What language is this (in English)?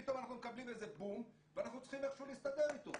Hebrew